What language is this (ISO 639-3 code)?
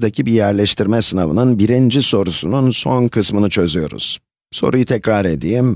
tur